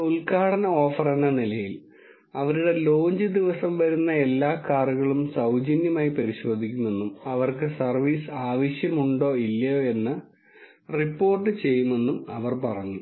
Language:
Malayalam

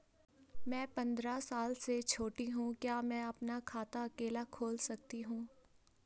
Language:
Hindi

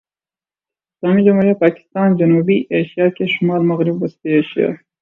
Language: Urdu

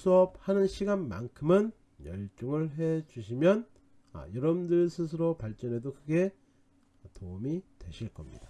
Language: Korean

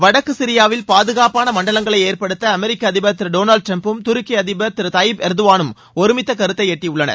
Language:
Tamil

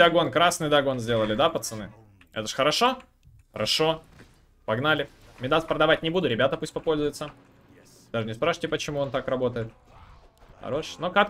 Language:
Russian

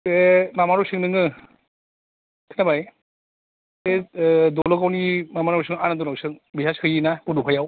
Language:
Bodo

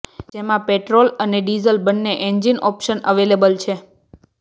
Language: Gujarati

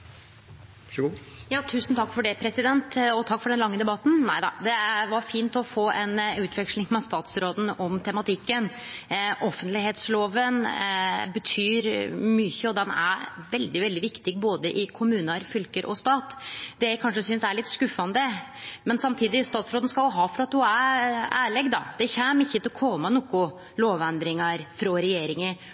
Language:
Norwegian Nynorsk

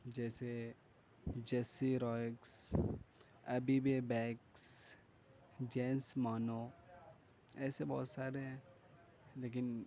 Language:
Urdu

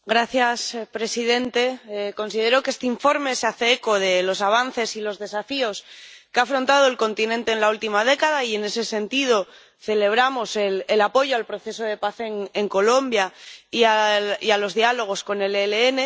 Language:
Spanish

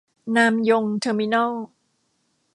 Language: Thai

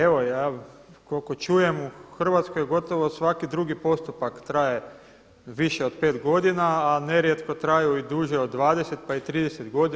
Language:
Croatian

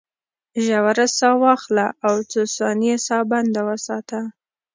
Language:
Pashto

